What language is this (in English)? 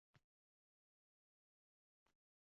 Uzbek